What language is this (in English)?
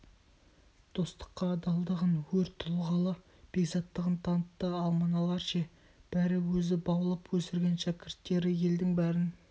Kazakh